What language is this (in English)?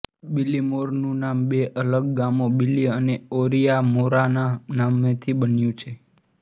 Gujarati